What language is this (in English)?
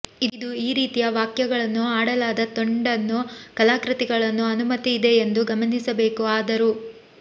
Kannada